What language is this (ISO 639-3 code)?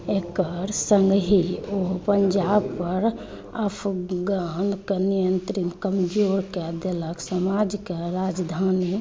mai